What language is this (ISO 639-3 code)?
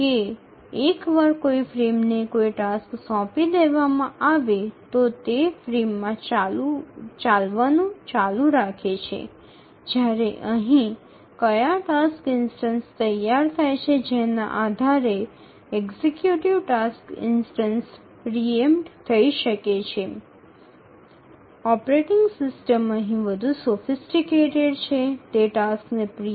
ben